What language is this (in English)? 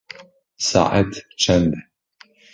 Kurdish